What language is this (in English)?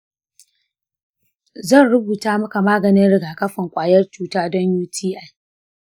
Hausa